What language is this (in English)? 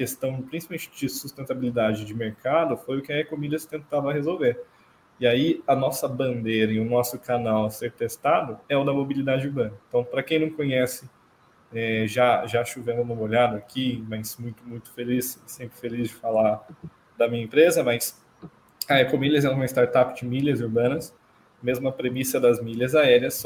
Portuguese